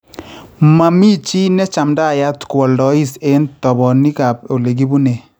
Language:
Kalenjin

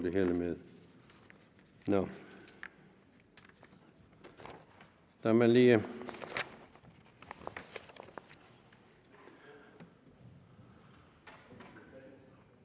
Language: Danish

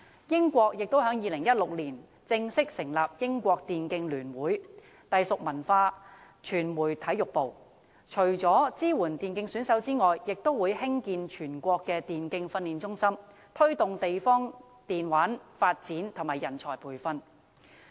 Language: Cantonese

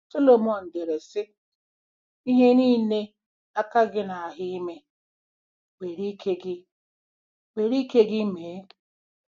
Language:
Igbo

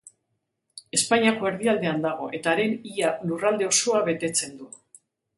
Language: Basque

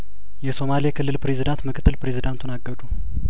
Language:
Amharic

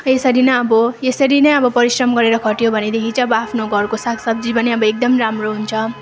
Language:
Nepali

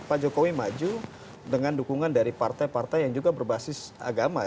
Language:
Indonesian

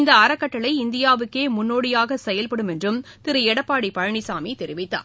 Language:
Tamil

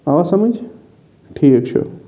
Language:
Kashmiri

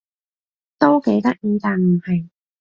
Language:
Cantonese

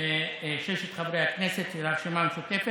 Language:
Hebrew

